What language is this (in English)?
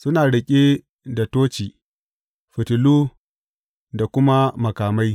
Hausa